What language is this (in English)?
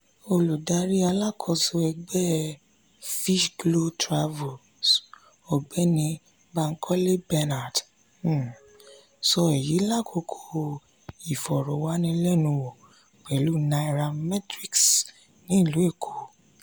Yoruba